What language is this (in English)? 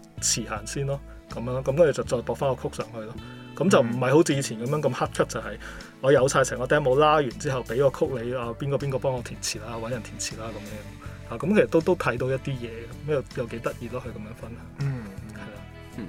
Chinese